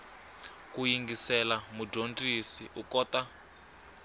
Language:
Tsonga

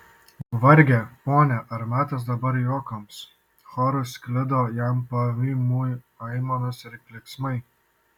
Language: Lithuanian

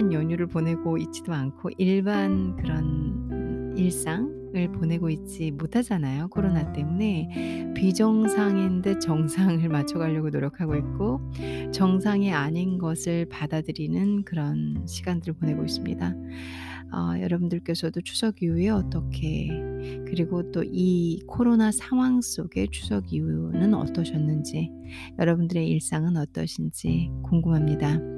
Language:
Korean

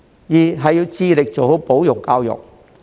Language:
Cantonese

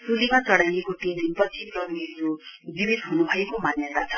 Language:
Nepali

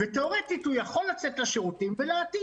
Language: Hebrew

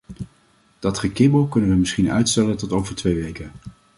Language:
Dutch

